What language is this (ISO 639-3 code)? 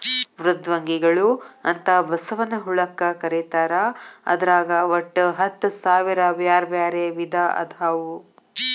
kan